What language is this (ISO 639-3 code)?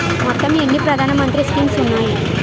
tel